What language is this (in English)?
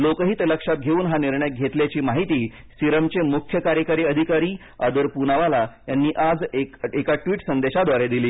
Marathi